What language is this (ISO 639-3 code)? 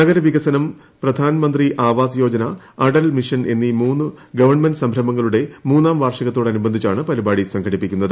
mal